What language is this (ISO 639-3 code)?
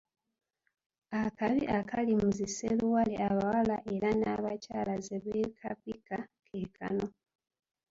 lug